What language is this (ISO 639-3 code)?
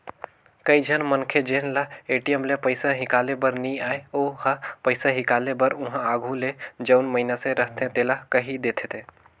hne